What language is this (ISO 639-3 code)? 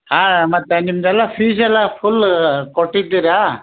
kan